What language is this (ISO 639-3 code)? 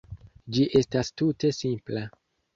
epo